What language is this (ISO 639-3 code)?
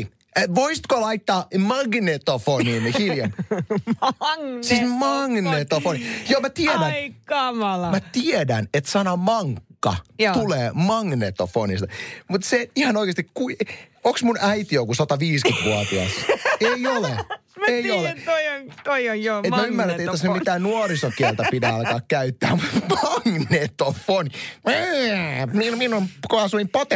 fin